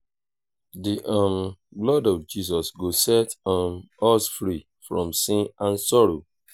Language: Nigerian Pidgin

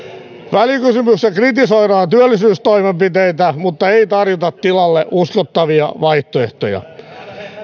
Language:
Finnish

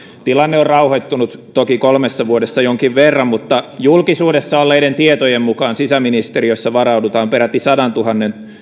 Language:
Finnish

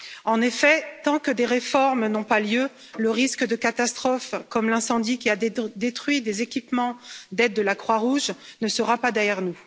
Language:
French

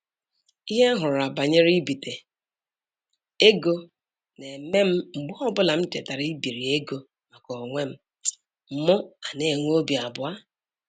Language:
Igbo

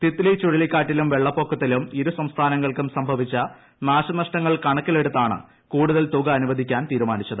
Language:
Malayalam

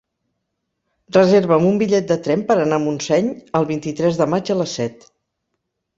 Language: Catalan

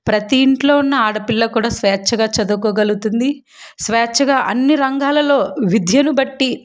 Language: Telugu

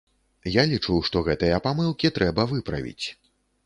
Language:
Belarusian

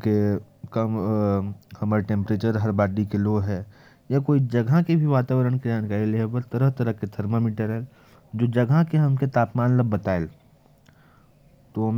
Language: Korwa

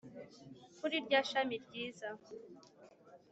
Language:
Kinyarwanda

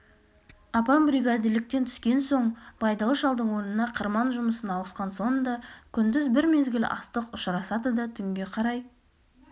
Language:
Kazakh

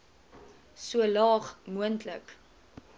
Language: Afrikaans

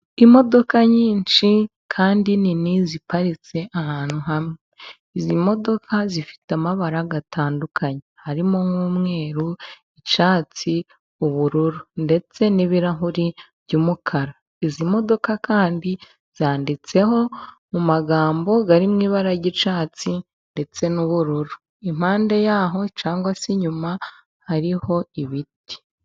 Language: Kinyarwanda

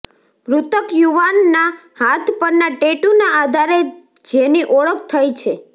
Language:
Gujarati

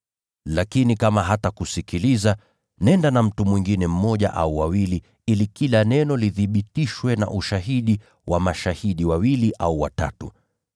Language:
Swahili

